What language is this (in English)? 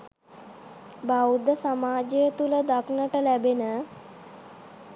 Sinhala